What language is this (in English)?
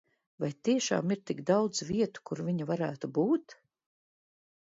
Latvian